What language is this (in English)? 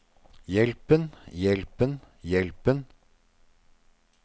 Norwegian